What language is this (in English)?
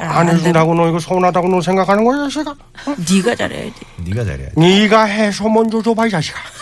Korean